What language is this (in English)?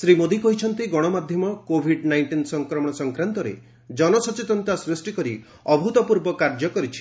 Odia